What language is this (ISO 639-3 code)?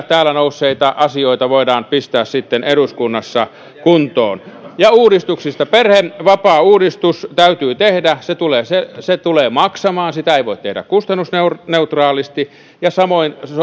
fin